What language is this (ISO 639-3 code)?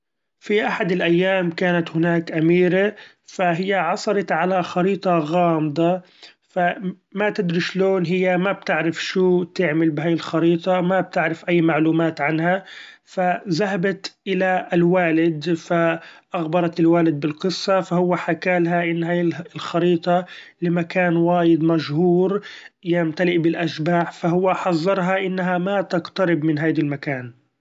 afb